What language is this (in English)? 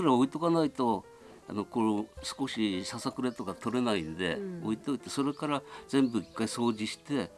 Japanese